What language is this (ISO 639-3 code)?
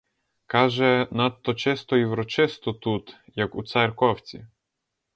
ukr